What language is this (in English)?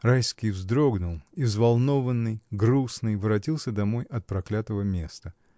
Russian